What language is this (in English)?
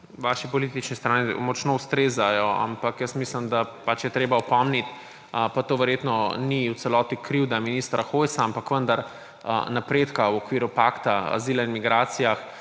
Slovenian